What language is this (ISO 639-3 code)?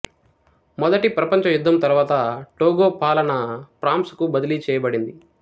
tel